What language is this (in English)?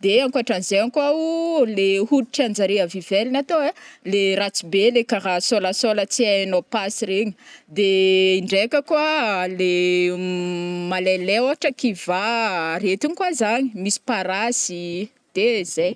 Northern Betsimisaraka Malagasy